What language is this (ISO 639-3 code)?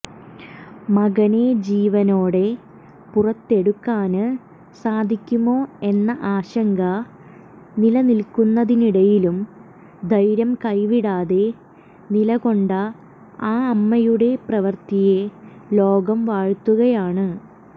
mal